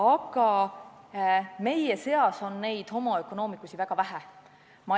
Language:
Estonian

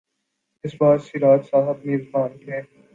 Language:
Urdu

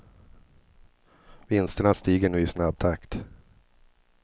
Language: Swedish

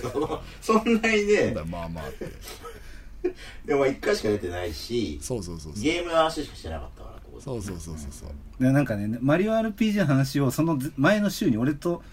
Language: Japanese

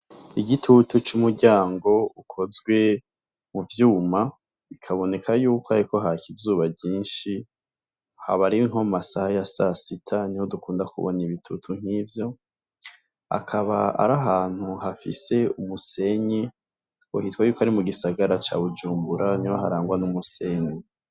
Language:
Rundi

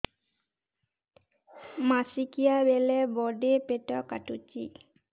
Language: Odia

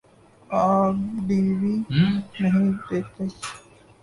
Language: Urdu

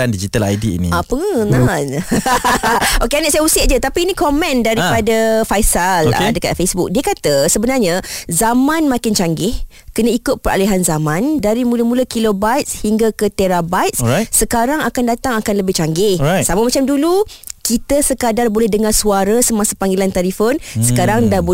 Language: Malay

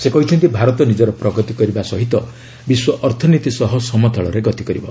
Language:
Odia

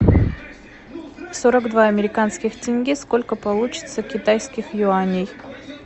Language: Russian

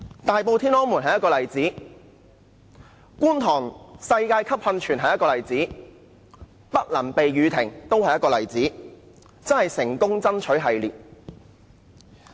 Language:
Cantonese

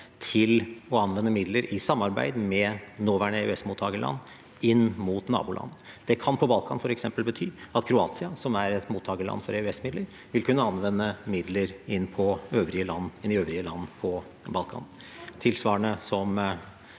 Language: Norwegian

